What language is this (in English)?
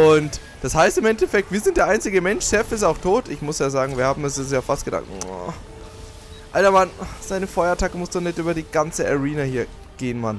German